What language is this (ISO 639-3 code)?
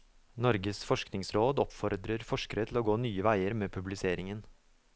nor